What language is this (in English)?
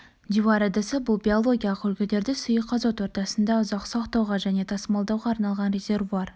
Kazakh